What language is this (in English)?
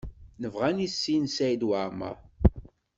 Kabyle